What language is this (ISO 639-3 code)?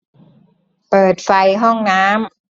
tha